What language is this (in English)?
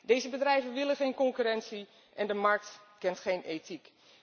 Dutch